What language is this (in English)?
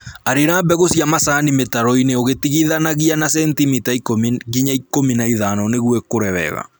Kikuyu